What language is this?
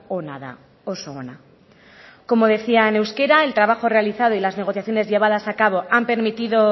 Spanish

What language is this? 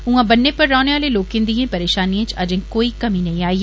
Dogri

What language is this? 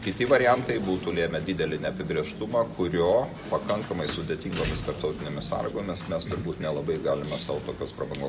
Lithuanian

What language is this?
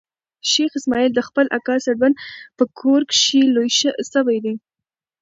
Pashto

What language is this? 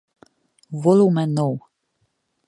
Hungarian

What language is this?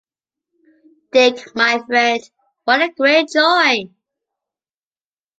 English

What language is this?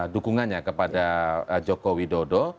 Indonesian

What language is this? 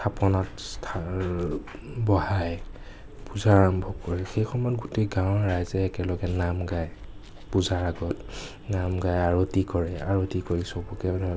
Assamese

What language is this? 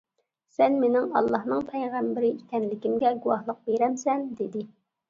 Uyghur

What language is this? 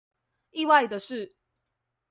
Chinese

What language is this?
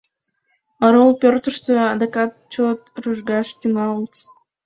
Mari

